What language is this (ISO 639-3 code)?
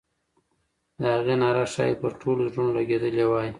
pus